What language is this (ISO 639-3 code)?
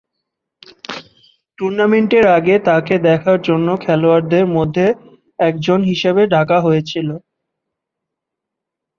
ben